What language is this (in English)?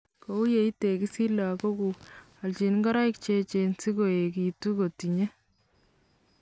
Kalenjin